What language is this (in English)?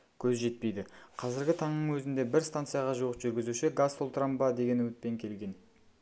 Kazakh